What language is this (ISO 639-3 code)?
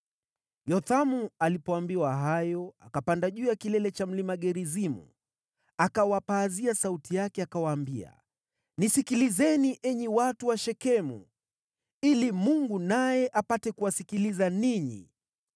swa